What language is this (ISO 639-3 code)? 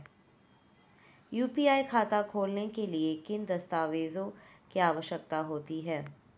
hin